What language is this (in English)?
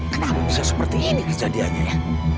Indonesian